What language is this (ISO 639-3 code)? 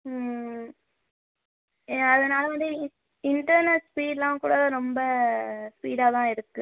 tam